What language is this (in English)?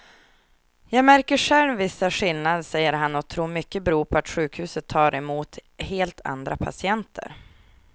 Swedish